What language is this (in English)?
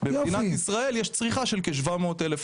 Hebrew